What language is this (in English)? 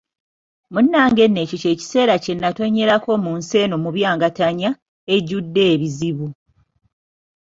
Ganda